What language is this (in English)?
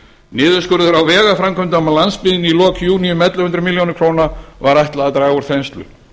Icelandic